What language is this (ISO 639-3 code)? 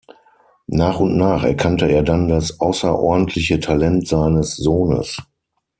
deu